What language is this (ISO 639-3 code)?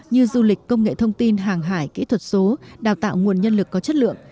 vie